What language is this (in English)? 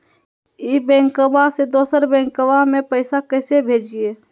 Magahi